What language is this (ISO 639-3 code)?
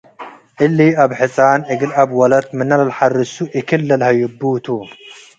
tig